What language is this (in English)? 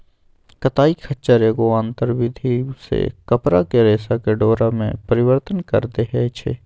Magahi